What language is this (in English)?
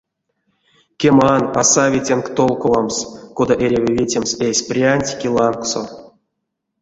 Erzya